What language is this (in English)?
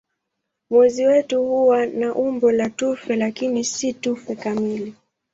Swahili